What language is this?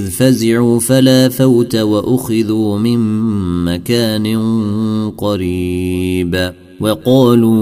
Arabic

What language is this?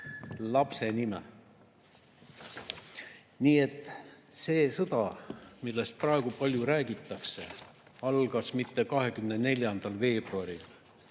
Estonian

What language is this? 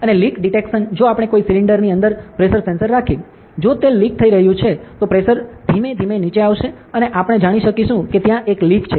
Gujarati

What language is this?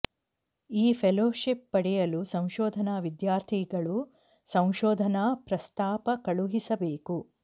Kannada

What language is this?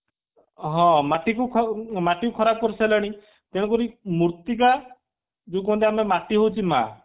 Odia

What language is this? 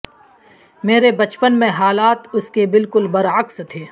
Urdu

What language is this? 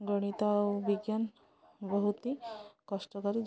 Odia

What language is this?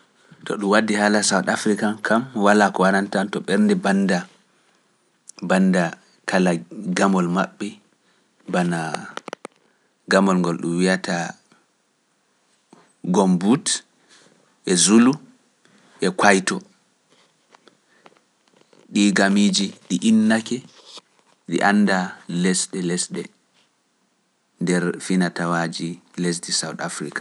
Pular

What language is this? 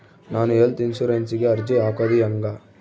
Kannada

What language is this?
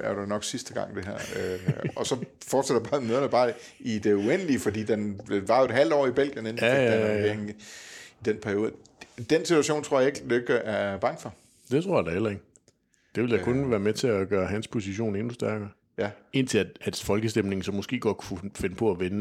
Danish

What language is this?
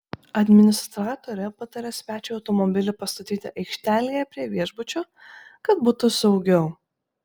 Lithuanian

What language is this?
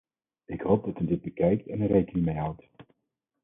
Dutch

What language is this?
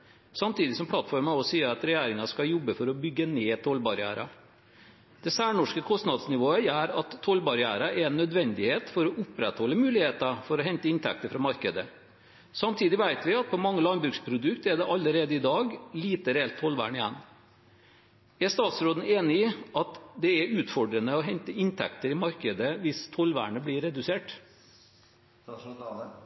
Norwegian Bokmål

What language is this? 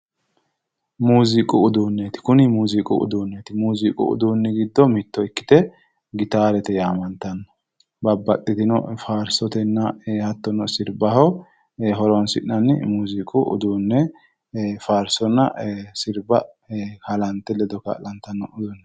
Sidamo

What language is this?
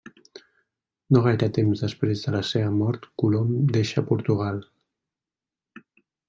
Catalan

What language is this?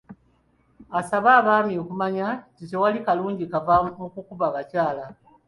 Ganda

